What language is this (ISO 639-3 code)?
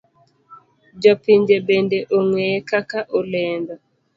luo